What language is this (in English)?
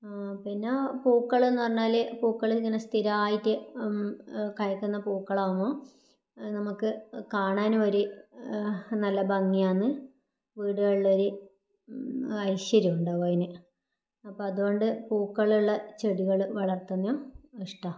Malayalam